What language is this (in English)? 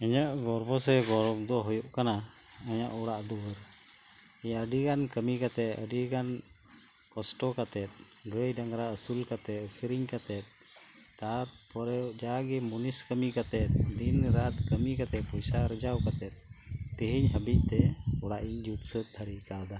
Santali